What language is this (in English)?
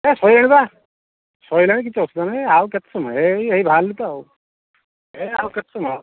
Odia